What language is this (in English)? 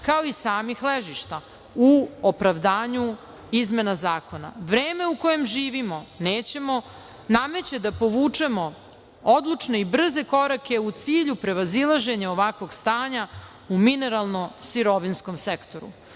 Serbian